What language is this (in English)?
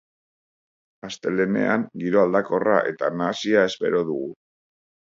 Basque